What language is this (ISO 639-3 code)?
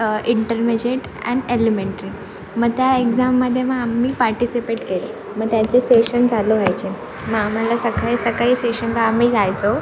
mar